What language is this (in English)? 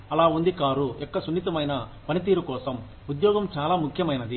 Telugu